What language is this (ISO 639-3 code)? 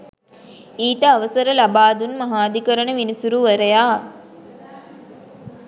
sin